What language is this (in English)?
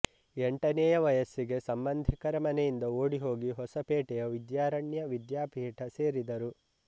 Kannada